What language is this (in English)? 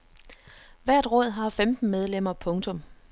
Danish